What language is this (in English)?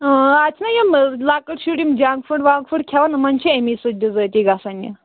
Kashmiri